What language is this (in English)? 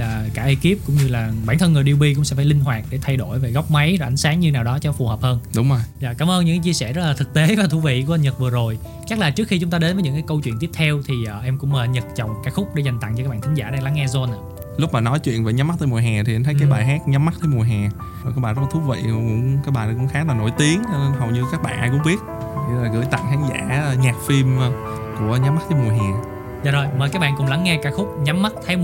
Vietnamese